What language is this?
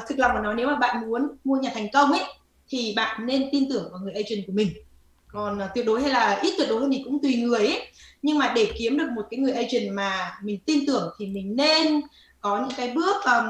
Vietnamese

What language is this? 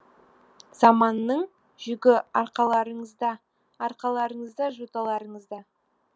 Kazakh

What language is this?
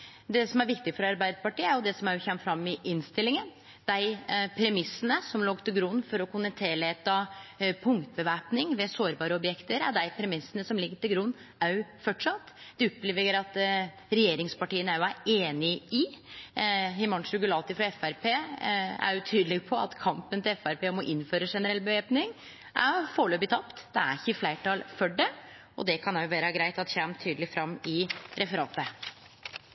Norwegian Nynorsk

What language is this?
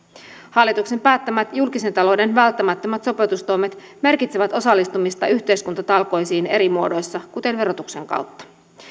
Finnish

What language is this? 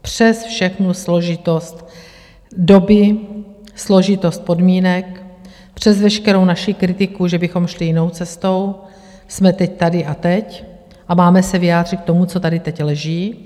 Czech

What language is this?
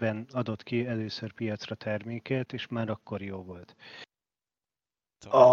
Hungarian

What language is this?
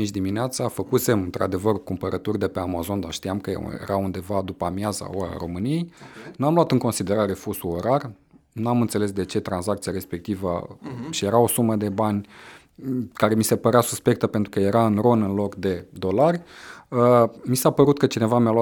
Romanian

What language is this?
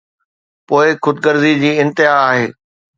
Sindhi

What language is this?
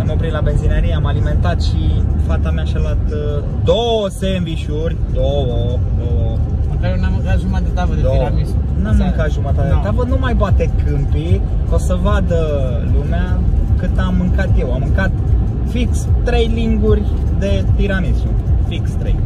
Romanian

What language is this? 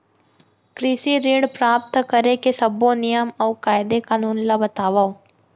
Chhattisgarhi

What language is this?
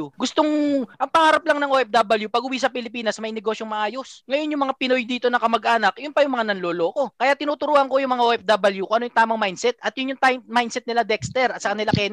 Filipino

